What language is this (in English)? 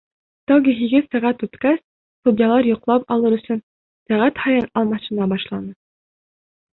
Bashkir